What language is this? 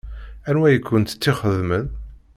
Kabyle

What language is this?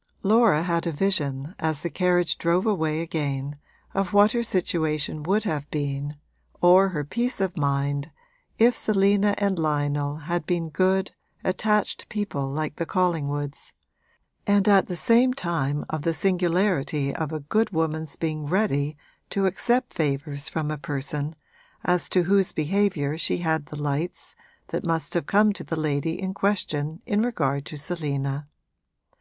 English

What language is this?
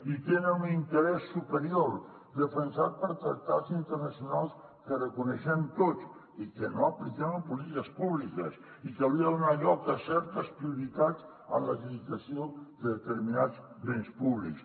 Catalan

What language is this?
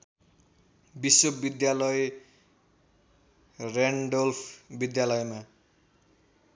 Nepali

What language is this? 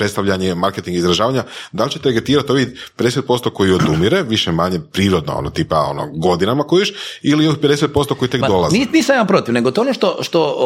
Croatian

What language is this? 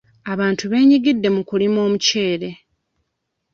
Ganda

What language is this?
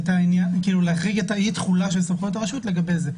Hebrew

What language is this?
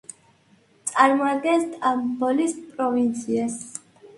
Georgian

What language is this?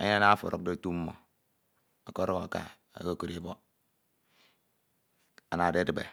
Ito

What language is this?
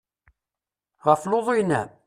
Kabyle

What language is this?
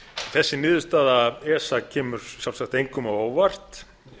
Icelandic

